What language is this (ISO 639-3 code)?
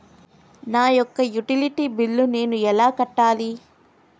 tel